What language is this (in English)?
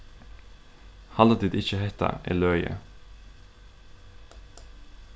Faroese